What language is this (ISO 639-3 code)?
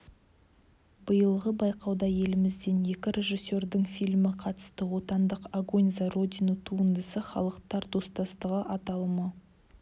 kaz